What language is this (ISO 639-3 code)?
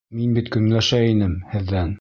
bak